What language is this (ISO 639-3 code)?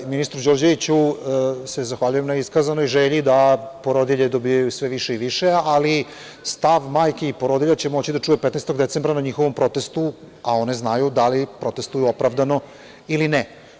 srp